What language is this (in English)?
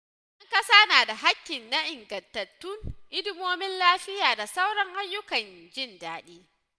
Hausa